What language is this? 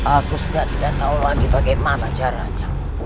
Indonesian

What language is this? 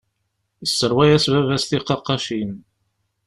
Kabyle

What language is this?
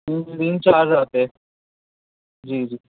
Urdu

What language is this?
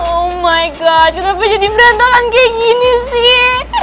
Indonesian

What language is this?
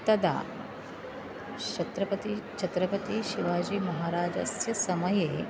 Sanskrit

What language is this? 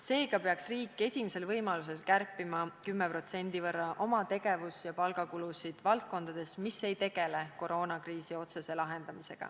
Estonian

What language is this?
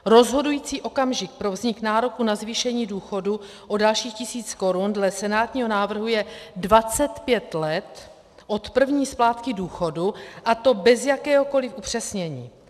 Czech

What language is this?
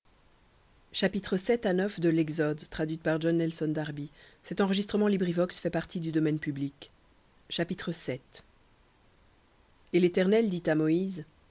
French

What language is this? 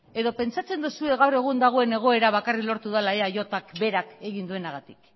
Basque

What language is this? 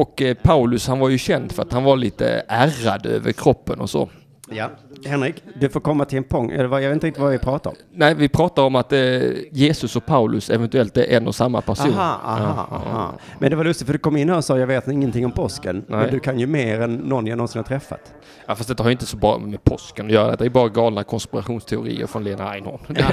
Swedish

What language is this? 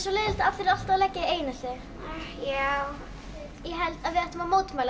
Icelandic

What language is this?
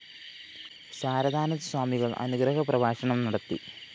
Malayalam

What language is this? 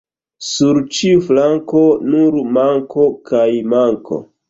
Esperanto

